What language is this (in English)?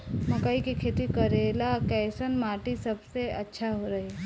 Bhojpuri